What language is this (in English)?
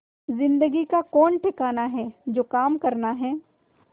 Hindi